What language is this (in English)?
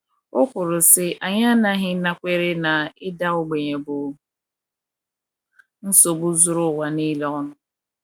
Igbo